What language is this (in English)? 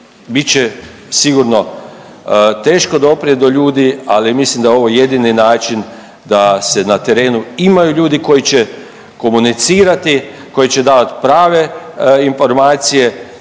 Croatian